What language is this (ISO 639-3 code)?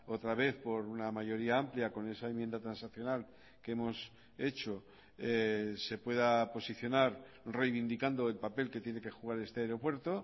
spa